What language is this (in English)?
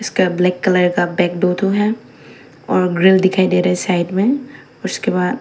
Hindi